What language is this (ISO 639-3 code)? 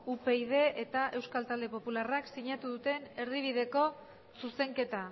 eus